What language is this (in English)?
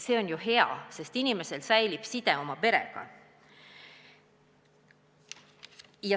Estonian